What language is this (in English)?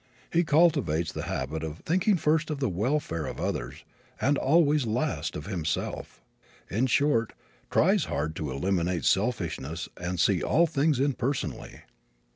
English